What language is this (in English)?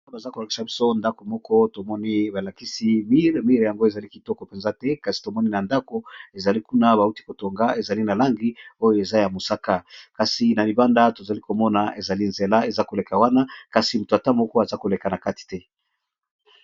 Lingala